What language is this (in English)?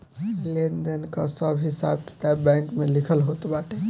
Bhojpuri